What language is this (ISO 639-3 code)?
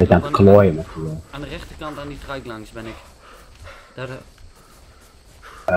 nld